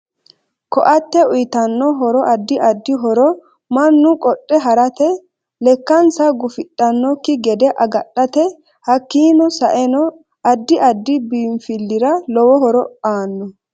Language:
Sidamo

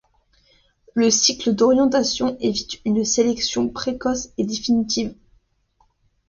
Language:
French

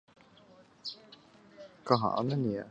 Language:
Chinese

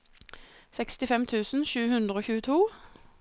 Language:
Norwegian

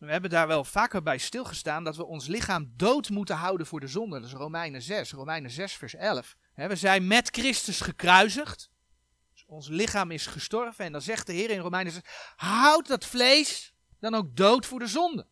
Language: Dutch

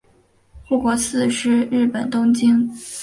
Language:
Chinese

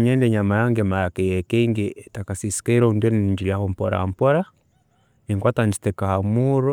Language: Tooro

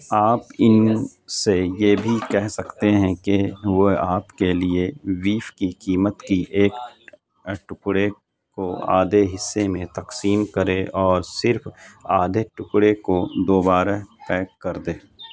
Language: Urdu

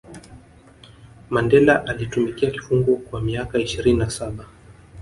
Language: Swahili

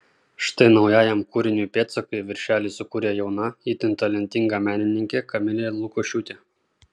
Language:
Lithuanian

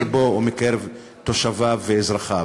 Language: Hebrew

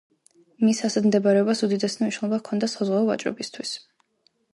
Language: Georgian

